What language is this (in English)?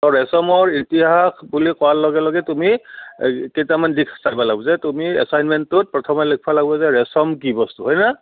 Assamese